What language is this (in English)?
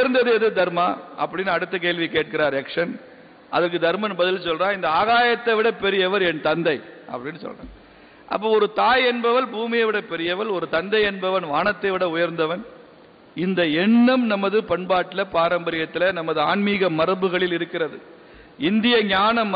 Indonesian